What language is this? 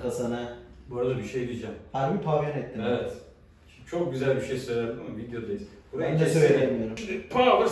Turkish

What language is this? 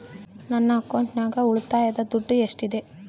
Kannada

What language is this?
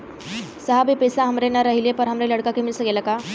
Bhojpuri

